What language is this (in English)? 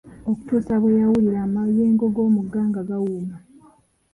Ganda